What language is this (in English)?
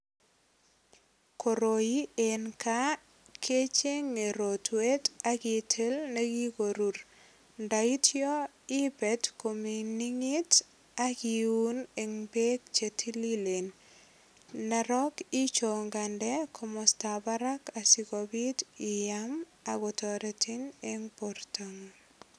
Kalenjin